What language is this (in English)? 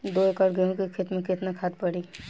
Bhojpuri